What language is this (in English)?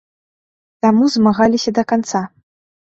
Belarusian